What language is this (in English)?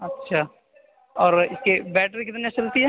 Urdu